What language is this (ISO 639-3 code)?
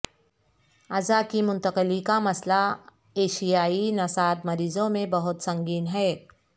urd